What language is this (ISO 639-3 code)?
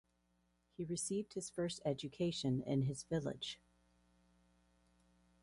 eng